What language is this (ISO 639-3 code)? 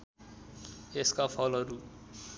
nep